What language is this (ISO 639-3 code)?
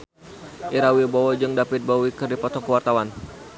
sun